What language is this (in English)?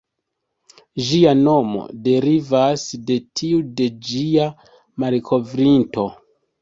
Esperanto